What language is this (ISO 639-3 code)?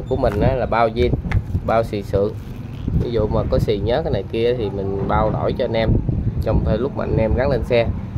vie